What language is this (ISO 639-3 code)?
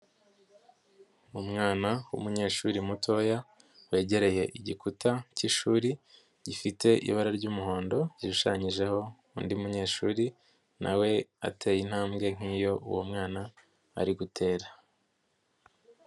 kin